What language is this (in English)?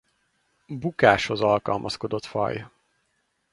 Hungarian